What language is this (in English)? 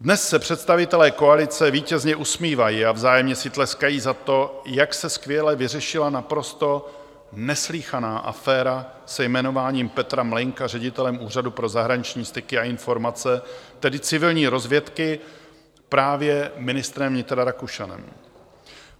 Czech